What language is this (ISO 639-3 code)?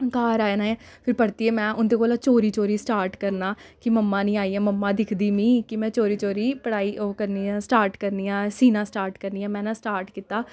doi